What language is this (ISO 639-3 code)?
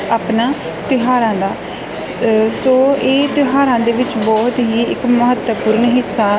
pan